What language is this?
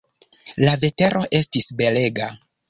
Esperanto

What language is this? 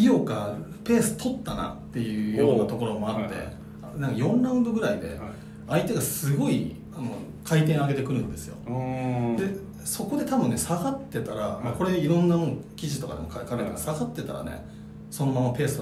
Japanese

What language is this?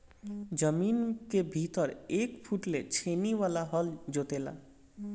Bhojpuri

